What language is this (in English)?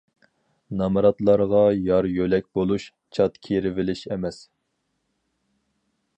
Uyghur